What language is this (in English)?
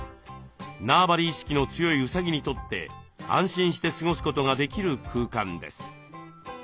Japanese